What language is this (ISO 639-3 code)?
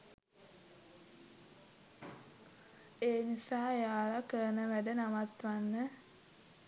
sin